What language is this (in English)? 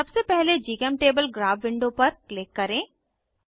Hindi